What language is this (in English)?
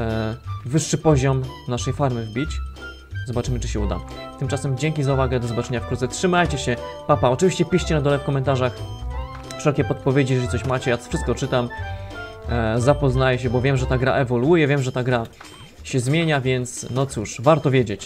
Polish